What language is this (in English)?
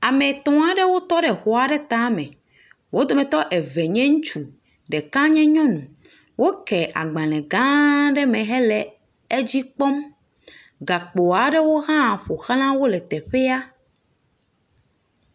Ewe